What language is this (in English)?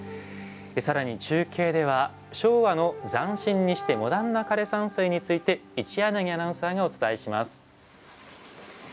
Japanese